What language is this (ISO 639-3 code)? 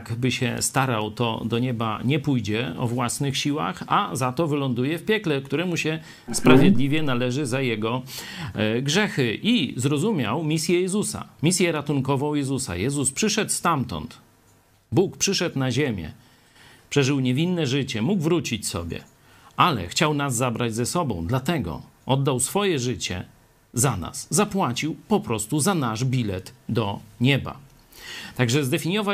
pol